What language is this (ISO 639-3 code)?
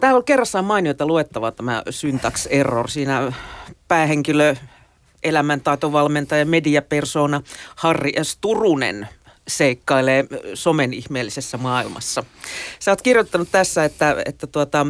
fin